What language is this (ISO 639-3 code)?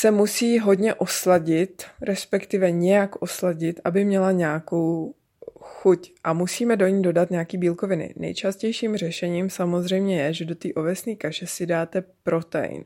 ces